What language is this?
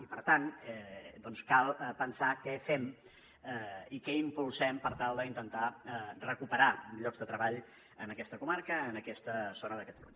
Catalan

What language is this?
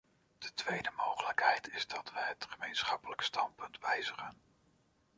Dutch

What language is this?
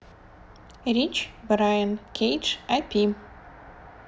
Russian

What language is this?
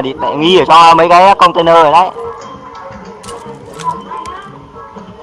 Vietnamese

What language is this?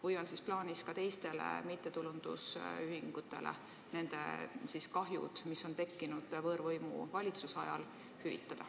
Estonian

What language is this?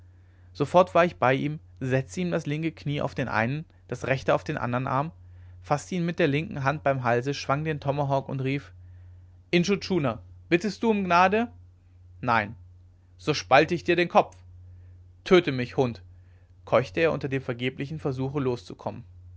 German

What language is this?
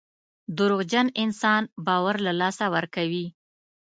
Pashto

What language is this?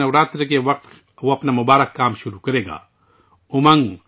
Urdu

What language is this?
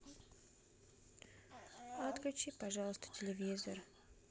Russian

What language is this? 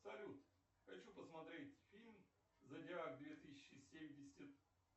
Russian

